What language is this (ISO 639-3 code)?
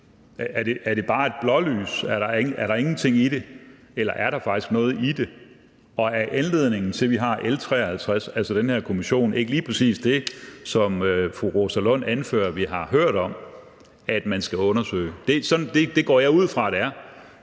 dan